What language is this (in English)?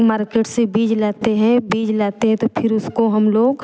Hindi